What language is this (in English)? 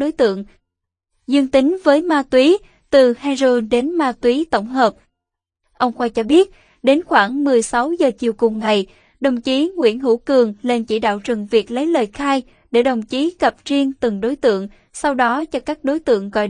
Vietnamese